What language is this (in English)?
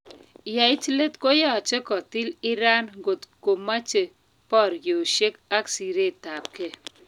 Kalenjin